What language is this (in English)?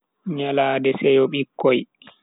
Bagirmi Fulfulde